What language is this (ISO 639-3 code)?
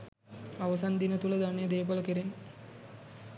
sin